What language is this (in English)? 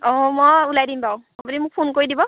Assamese